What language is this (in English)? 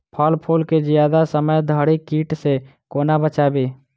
Maithili